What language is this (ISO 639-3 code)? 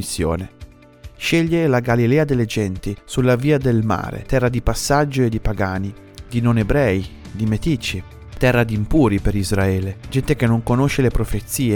ita